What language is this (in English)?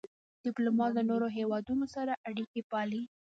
Pashto